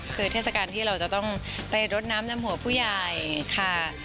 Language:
Thai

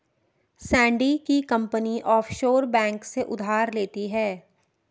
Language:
Hindi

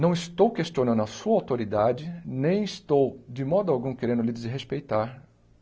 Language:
Portuguese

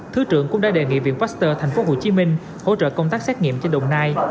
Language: Vietnamese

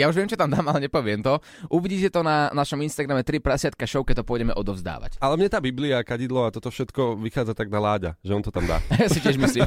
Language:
Slovak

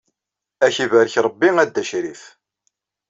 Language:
Kabyle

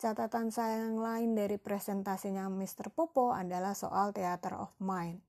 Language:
Indonesian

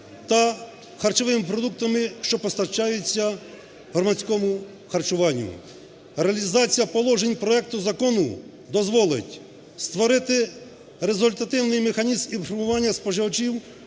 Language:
Ukrainian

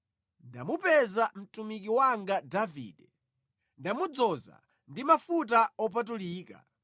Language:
Nyanja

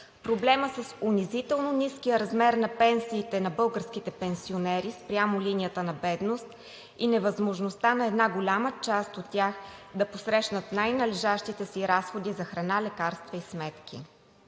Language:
Bulgarian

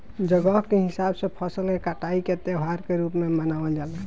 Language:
Bhojpuri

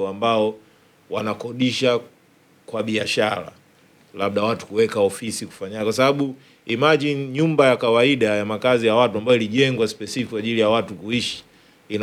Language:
Swahili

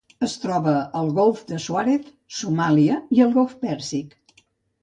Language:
Catalan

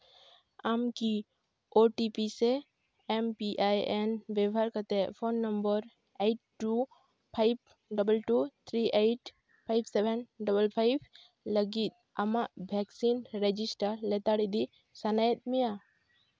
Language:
Santali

